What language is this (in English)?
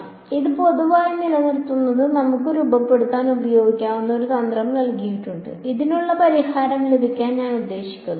Malayalam